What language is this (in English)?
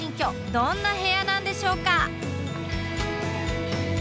Japanese